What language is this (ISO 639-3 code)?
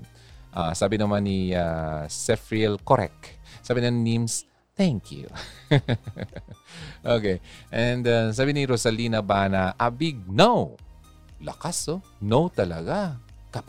fil